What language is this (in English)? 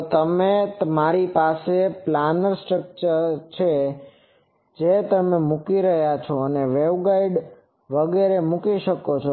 Gujarati